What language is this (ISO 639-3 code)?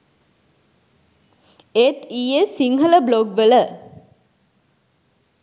sin